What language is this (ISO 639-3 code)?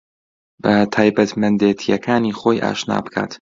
ckb